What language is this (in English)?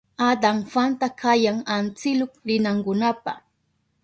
Southern Pastaza Quechua